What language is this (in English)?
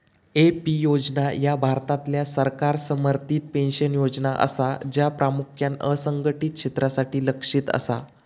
Marathi